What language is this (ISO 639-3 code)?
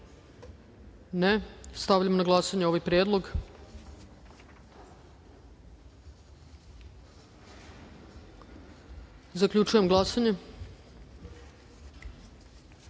srp